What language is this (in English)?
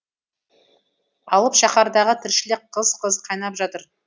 Kazakh